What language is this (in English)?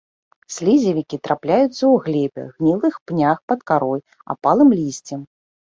Belarusian